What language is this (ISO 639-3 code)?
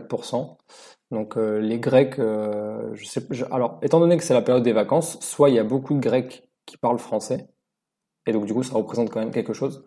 fra